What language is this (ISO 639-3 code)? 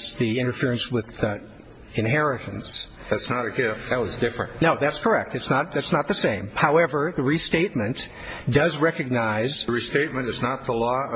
eng